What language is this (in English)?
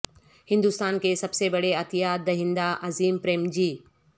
Urdu